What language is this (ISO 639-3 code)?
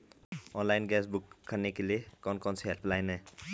hin